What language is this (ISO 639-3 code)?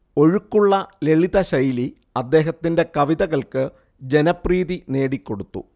mal